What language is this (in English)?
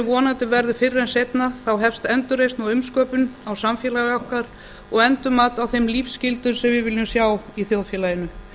Icelandic